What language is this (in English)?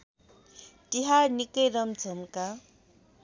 Nepali